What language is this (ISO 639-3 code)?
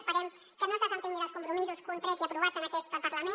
cat